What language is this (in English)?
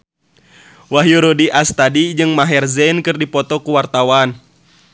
Sundanese